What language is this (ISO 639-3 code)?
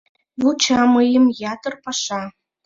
chm